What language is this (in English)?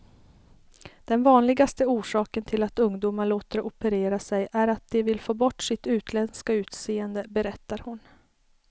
Swedish